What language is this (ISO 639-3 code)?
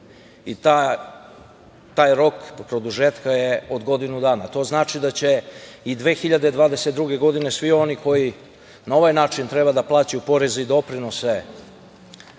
srp